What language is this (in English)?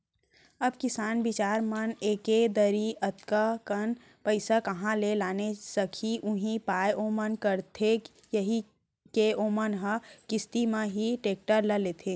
Chhattisgarhi